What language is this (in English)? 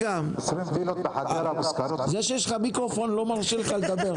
Hebrew